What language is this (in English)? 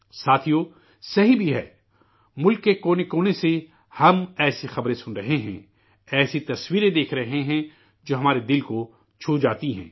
Urdu